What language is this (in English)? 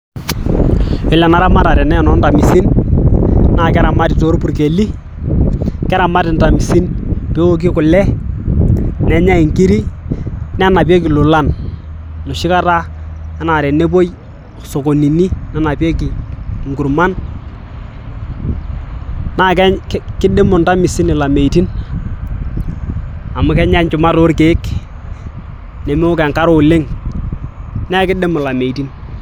Masai